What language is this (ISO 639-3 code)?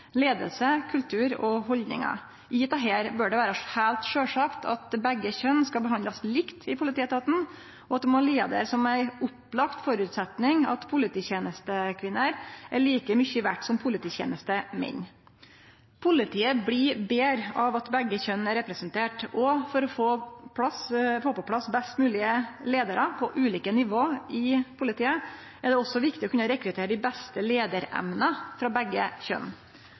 nno